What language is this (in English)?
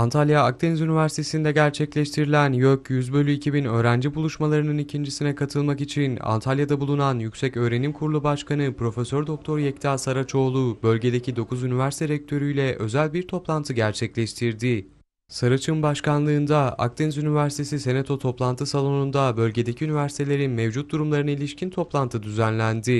Turkish